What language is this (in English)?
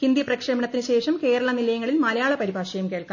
Malayalam